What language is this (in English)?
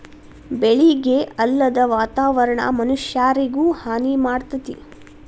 Kannada